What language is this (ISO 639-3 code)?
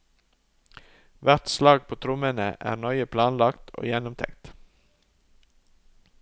nor